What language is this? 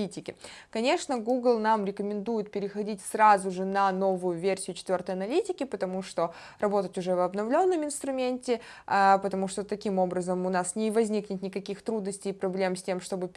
Russian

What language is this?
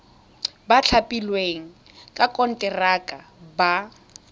Tswana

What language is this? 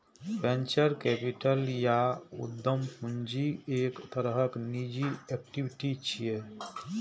Maithili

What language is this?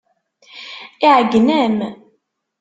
Kabyle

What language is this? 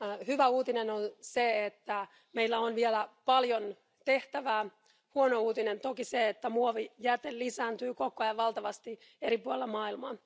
Finnish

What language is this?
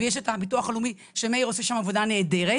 Hebrew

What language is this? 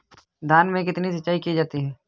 Hindi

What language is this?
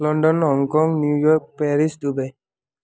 Nepali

